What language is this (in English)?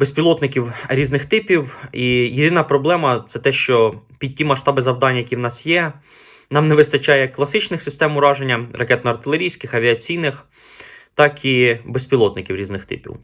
Ukrainian